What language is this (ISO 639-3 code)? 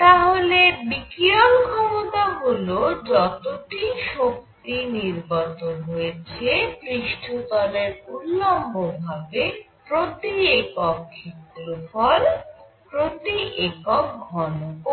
ben